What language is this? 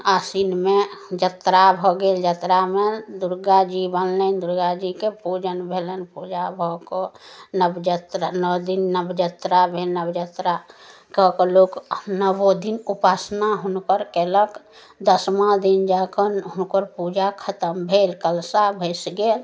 Maithili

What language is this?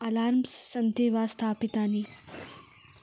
Sanskrit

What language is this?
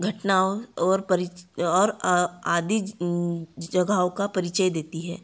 Hindi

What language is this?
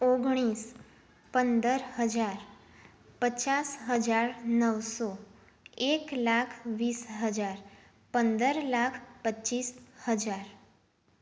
Gujarati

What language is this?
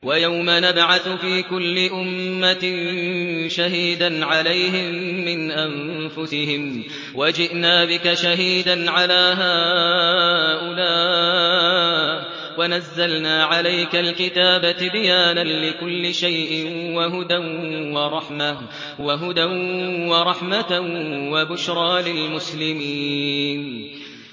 Arabic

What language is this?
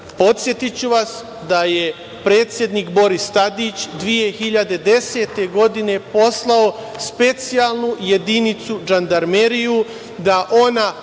Serbian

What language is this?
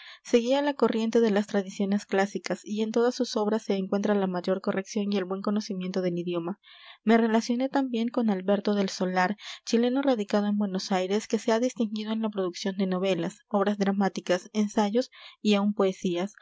Spanish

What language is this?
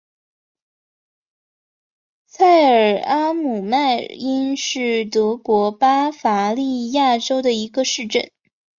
Chinese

